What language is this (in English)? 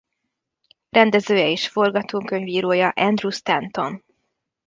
Hungarian